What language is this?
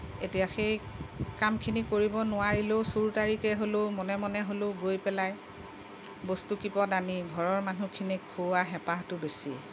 Assamese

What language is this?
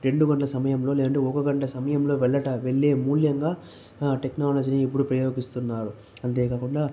Telugu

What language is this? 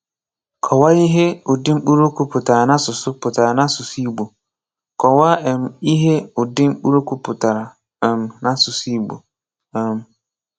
Igbo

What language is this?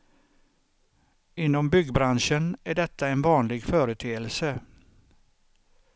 Swedish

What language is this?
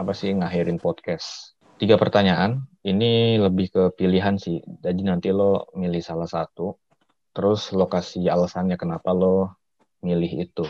Indonesian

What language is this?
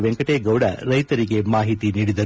Kannada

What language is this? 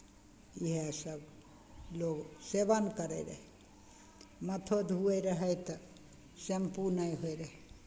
Maithili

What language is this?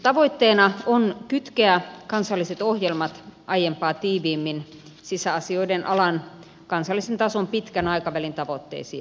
Finnish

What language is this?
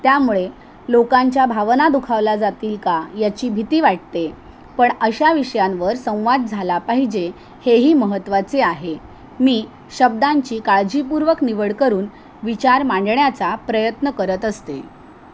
Marathi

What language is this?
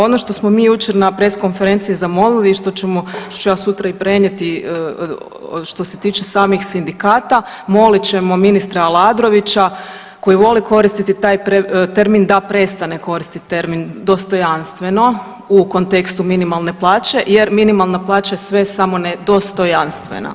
Croatian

